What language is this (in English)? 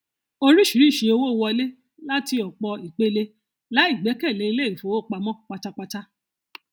Yoruba